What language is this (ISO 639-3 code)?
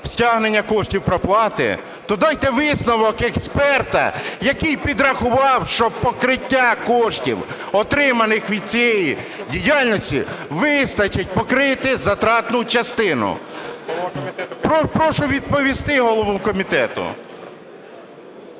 ukr